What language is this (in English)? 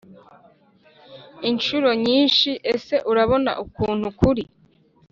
Kinyarwanda